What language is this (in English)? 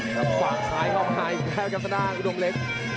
Thai